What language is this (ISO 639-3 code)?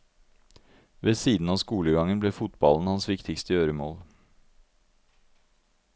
nor